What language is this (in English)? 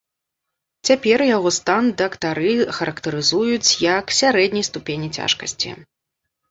Belarusian